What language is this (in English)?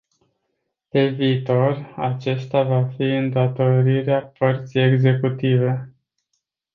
Romanian